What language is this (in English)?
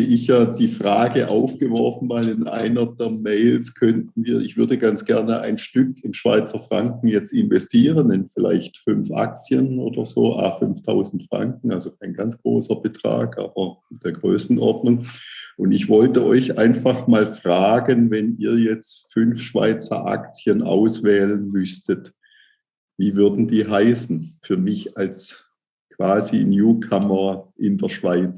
German